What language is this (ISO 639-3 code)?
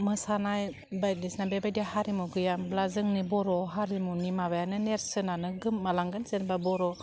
brx